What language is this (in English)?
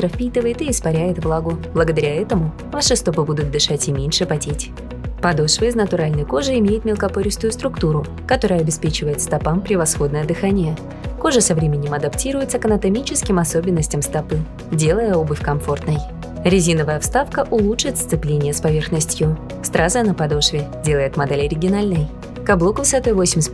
Russian